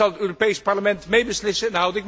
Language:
Dutch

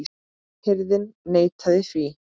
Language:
Icelandic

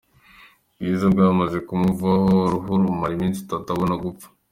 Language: Kinyarwanda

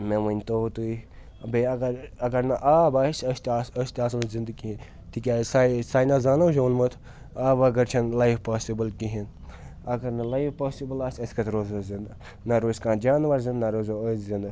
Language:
Kashmiri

